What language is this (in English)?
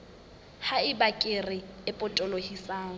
Southern Sotho